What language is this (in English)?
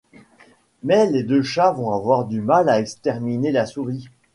French